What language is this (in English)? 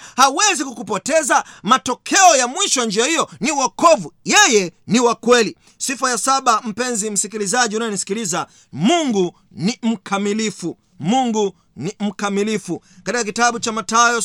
Swahili